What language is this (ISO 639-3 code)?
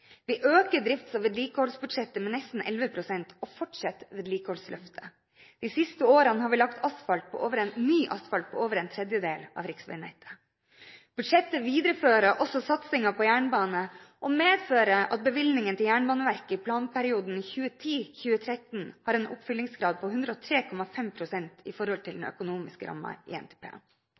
nob